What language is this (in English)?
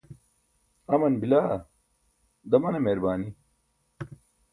Burushaski